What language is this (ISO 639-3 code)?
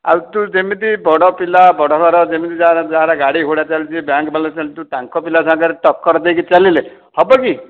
ori